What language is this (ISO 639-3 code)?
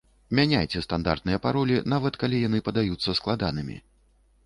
bel